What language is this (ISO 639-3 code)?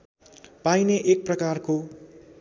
nep